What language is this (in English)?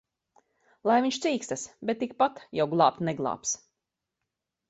Latvian